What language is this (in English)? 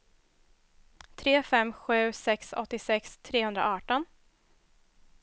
Swedish